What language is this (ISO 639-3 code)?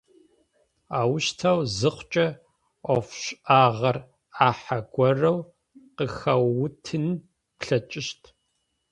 ady